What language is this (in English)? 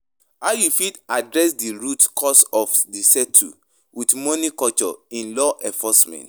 Nigerian Pidgin